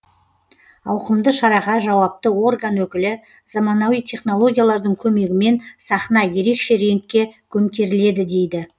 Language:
Kazakh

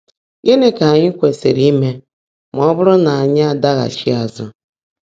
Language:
Igbo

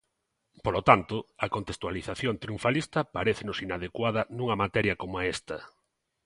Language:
Galician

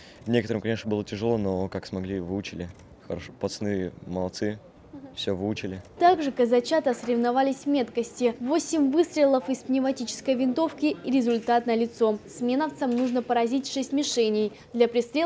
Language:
Russian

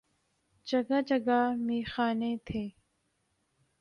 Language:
Urdu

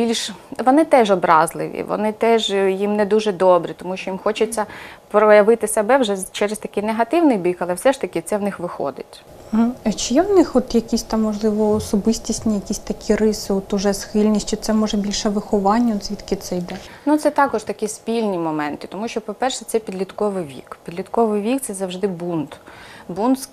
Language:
Ukrainian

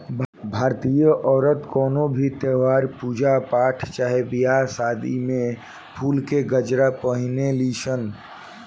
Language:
Bhojpuri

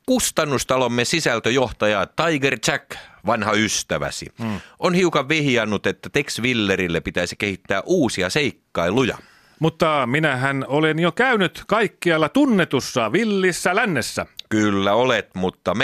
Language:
Finnish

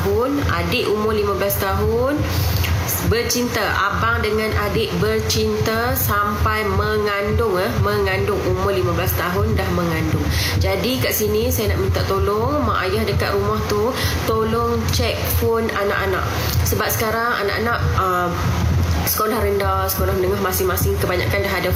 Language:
Malay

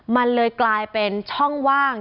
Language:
Thai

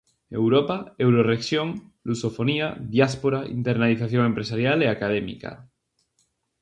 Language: Galician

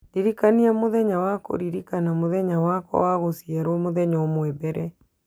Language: Kikuyu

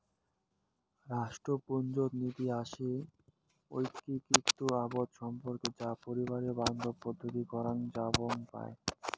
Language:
Bangla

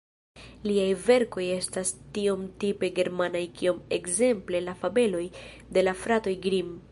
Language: Esperanto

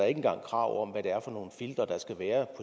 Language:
Danish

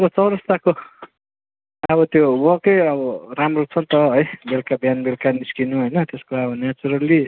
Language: Nepali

